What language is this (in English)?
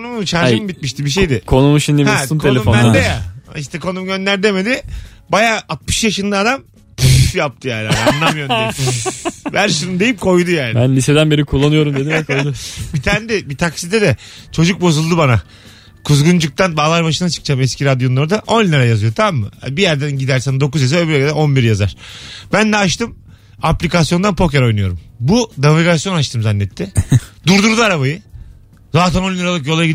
Turkish